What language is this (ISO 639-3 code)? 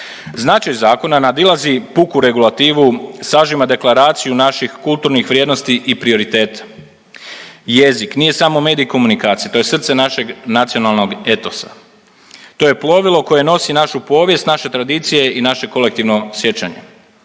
hrv